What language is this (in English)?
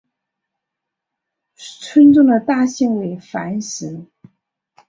Chinese